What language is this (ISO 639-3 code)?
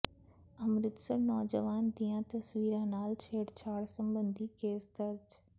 pan